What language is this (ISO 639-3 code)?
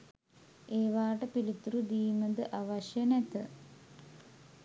sin